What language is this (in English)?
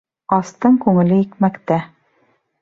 Bashkir